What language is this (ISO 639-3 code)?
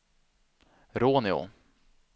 swe